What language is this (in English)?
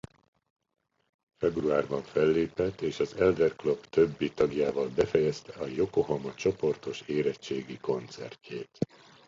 Hungarian